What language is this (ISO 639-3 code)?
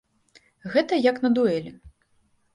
bel